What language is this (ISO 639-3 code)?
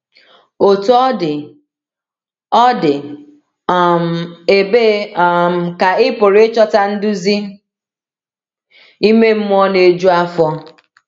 ibo